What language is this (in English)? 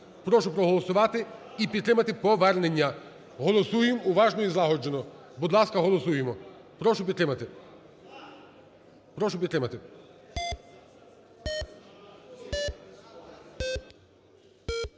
Ukrainian